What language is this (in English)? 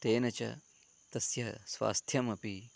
Sanskrit